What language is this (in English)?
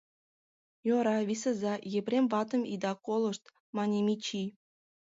Mari